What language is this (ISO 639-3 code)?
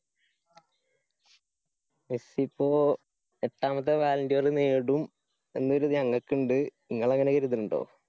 mal